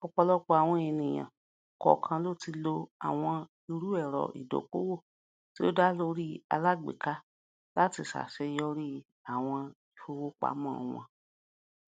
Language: Yoruba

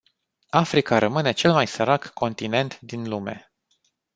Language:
Romanian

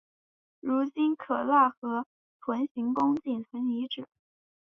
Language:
Chinese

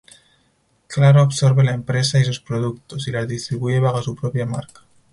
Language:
Spanish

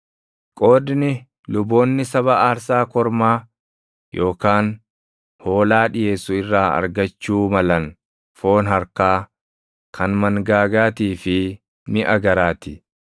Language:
Oromo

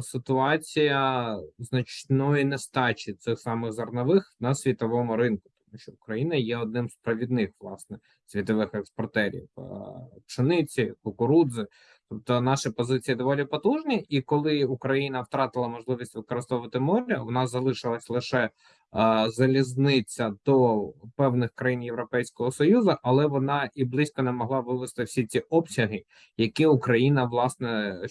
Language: Ukrainian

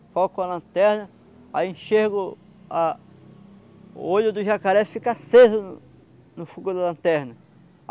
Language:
Portuguese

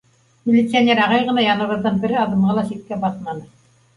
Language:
Bashkir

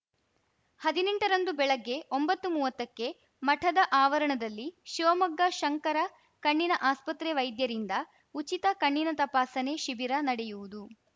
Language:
Kannada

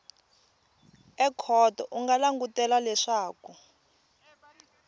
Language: Tsonga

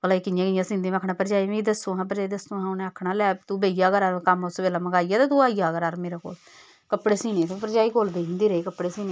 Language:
Dogri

